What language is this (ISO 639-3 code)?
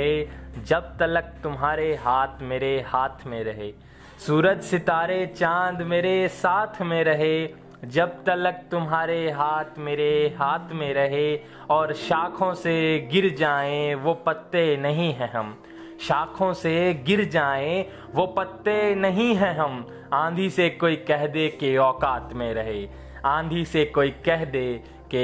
hin